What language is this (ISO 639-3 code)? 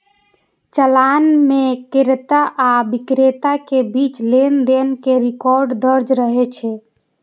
mai